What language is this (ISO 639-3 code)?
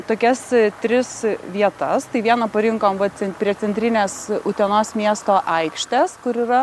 lit